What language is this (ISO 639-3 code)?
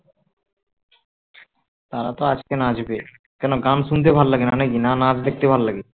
ben